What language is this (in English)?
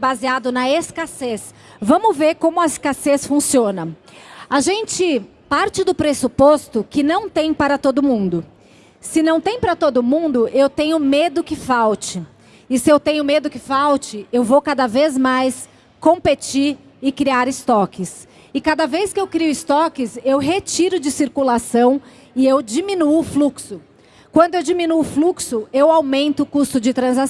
Portuguese